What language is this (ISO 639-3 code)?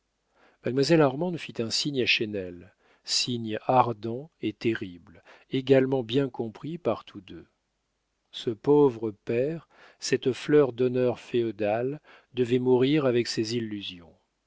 fra